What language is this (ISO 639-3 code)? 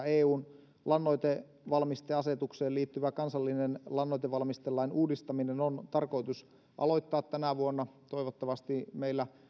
fin